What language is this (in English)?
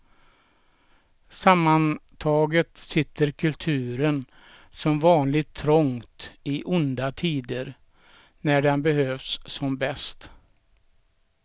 Swedish